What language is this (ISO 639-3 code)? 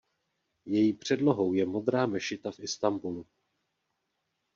ces